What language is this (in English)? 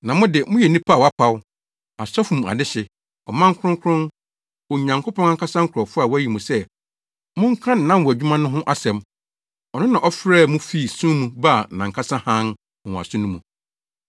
Akan